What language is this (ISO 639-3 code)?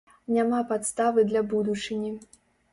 bel